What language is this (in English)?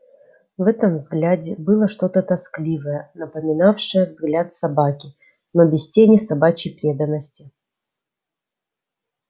Russian